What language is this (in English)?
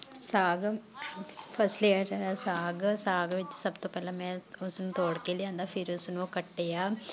Punjabi